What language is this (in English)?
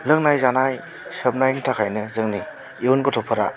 Bodo